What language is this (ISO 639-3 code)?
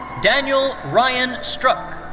eng